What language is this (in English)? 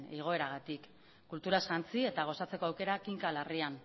Basque